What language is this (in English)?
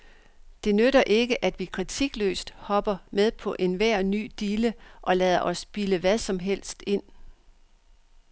Danish